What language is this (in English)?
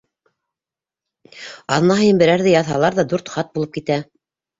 Bashkir